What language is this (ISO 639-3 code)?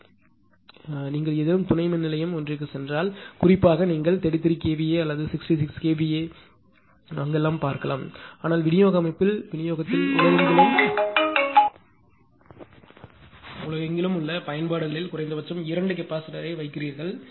tam